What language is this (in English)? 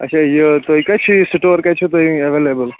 Kashmiri